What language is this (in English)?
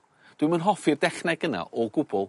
Welsh